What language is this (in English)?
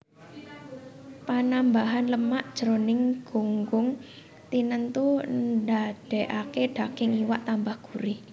Javanese